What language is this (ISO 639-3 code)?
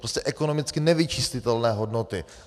ces